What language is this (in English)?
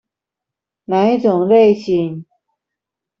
Chinese